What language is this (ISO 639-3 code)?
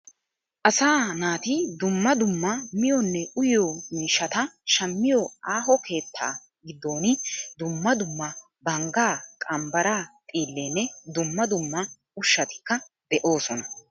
wal